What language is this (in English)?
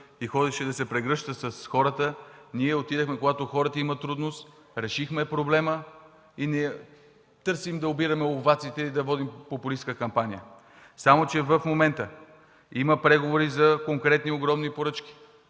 Bulgarian